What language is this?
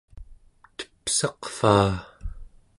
Central Yupik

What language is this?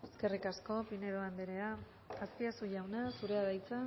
Basque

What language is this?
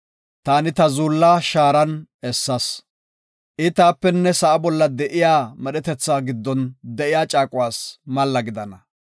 Gofa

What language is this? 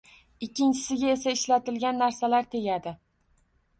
Uzbek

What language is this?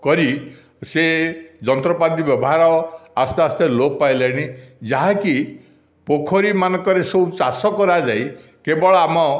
Odia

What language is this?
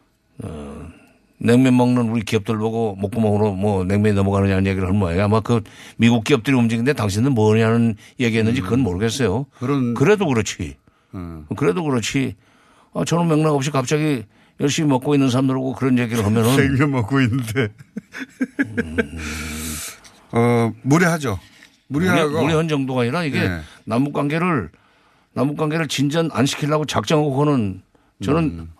Korean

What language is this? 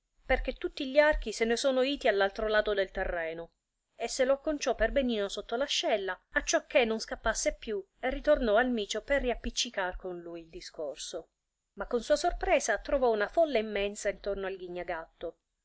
Italian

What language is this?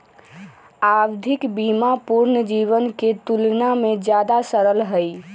Magahi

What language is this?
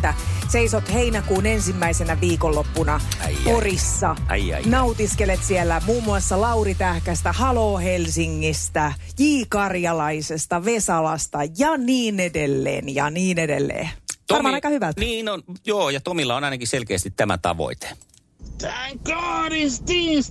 Finnish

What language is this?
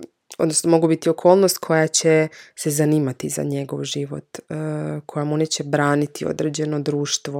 Croatian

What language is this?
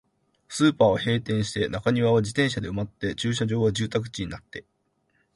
Japanese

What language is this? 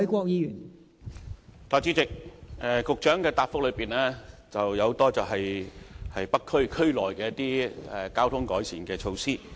Cantonese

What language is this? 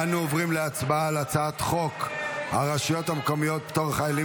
Hebrew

